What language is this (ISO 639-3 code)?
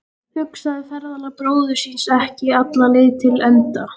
isl